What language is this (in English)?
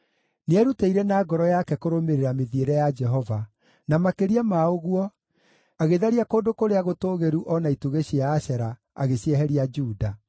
Kikuyu